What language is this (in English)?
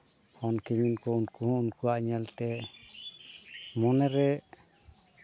Santali